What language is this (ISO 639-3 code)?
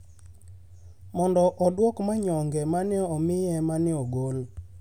luo